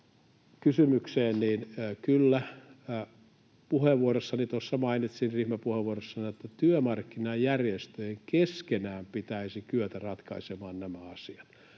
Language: Finnish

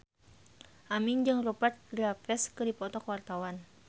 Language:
Sundanese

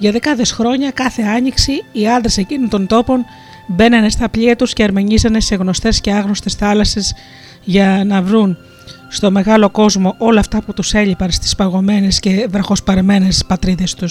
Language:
Greek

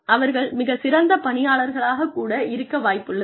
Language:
Tamil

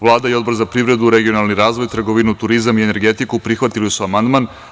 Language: Serbian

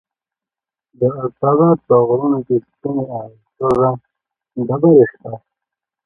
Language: Pashto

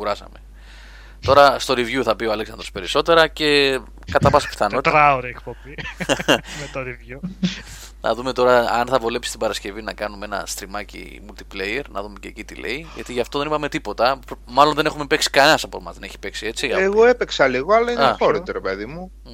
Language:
Greek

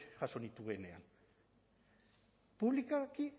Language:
Basque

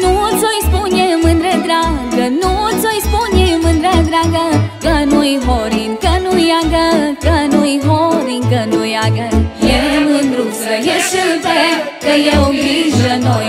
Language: Romanian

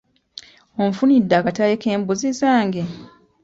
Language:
Ganda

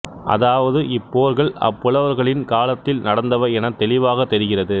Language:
Tamil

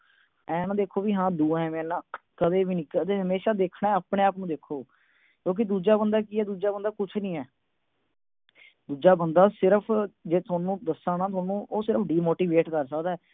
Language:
Punjabi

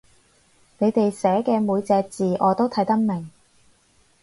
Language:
Cantonese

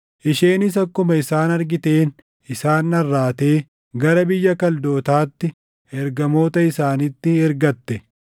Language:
Oromo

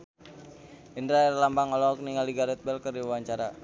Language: Sundanese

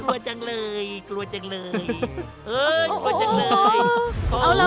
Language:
Thai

